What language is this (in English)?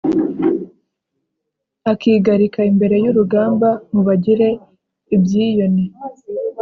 Kinyarwanda